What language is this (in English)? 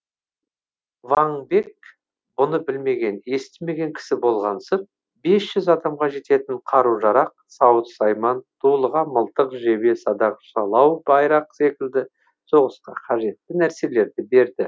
Kazakh